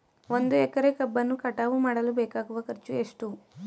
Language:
Kannada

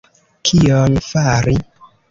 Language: Esperanto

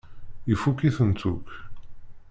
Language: Kabyle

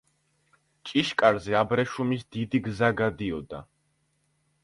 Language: Georgian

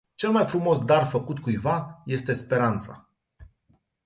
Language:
Romanian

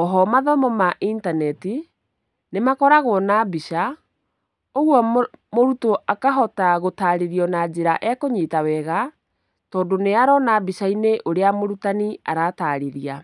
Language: Kikuyu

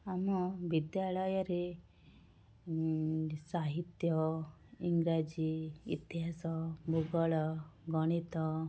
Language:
Odia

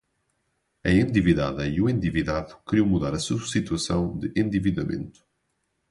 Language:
Portuguese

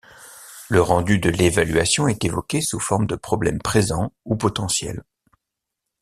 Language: French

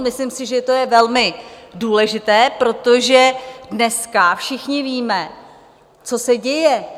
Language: Czech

